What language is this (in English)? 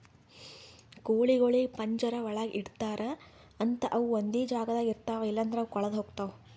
Kannada